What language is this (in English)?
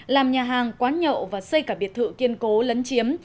Vietnamese